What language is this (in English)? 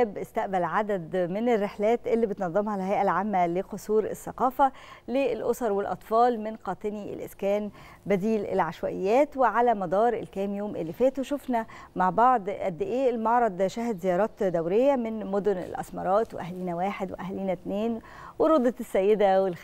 Arabic